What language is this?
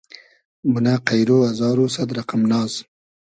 Hazaragi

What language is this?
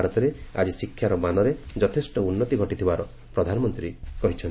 Odia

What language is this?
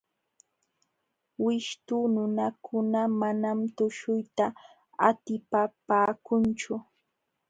Jauja Wanca Quechua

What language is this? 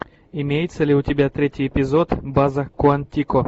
Russian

